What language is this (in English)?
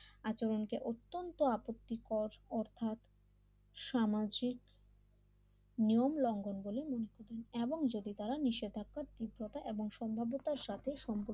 Bangla